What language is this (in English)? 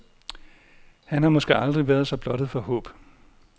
Danish